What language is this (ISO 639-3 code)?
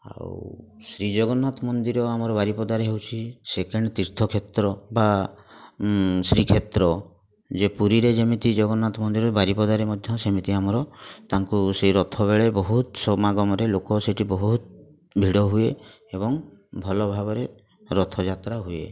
ori